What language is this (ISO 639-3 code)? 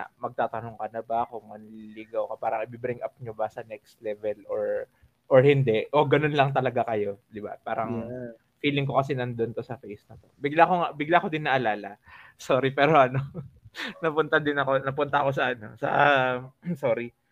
fil